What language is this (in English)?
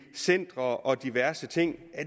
Danish